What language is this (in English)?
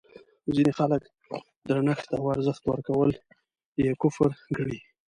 Pashto